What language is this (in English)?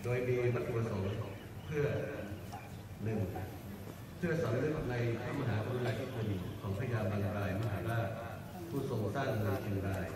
Thai